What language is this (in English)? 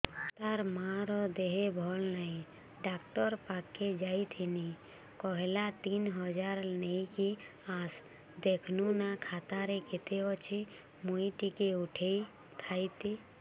Odia